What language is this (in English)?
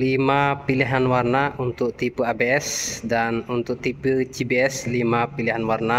Indonesian